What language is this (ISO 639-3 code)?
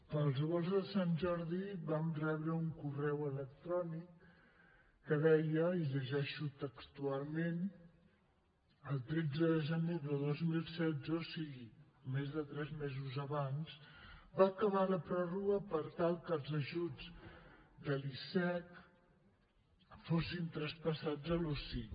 cat